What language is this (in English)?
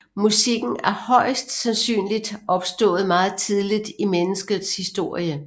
Danish